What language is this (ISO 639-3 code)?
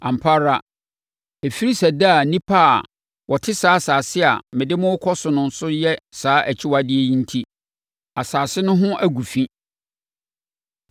aka